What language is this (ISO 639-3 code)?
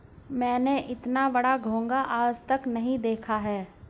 hin